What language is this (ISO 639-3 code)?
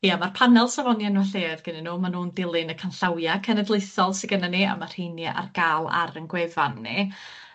cym